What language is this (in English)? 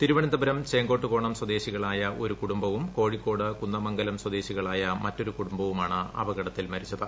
Malayalam